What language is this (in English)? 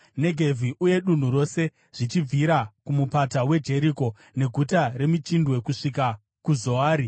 Shona